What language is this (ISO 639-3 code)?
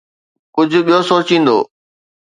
snd